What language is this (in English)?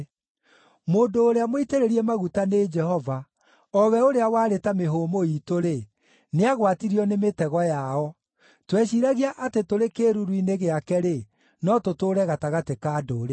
Kikuyu